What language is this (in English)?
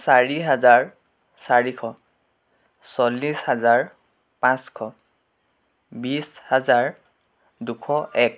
Assamese